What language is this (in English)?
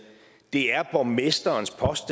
Danish